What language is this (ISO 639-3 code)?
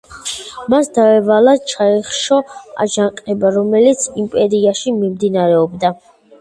kat